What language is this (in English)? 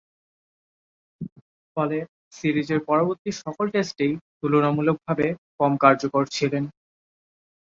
Bangla